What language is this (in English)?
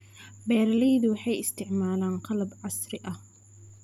Somali